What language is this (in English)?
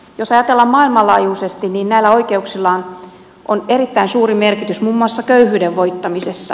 Finnish